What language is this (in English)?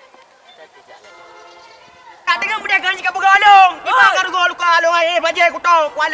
Malay